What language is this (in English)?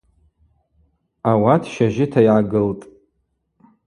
Abaza